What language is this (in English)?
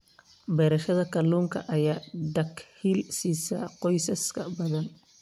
Somali